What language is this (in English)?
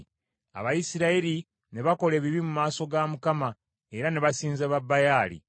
Ganda